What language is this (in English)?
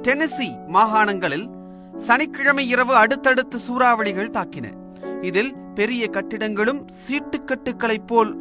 Tamil